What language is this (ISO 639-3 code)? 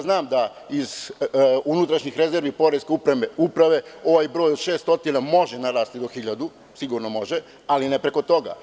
srp